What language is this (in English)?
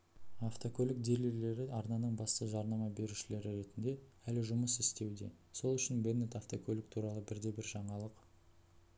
Kazakh